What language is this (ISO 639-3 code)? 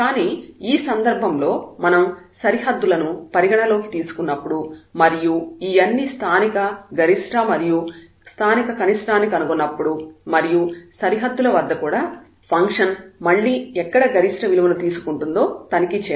tel